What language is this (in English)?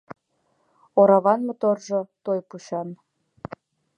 Mari